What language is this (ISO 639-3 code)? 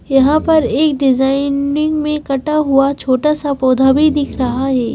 hin